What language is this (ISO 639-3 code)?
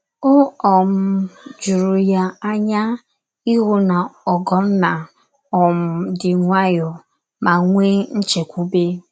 ibo